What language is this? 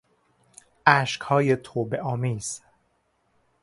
Persian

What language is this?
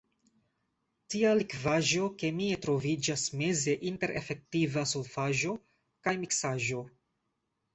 Esperanto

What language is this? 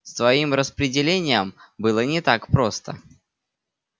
Russian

